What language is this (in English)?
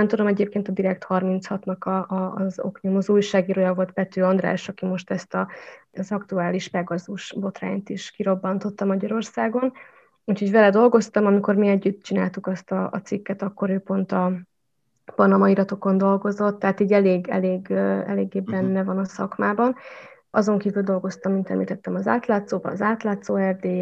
Hungarian